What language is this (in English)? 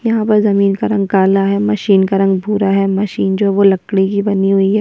Hindi